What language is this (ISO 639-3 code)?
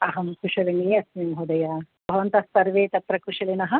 san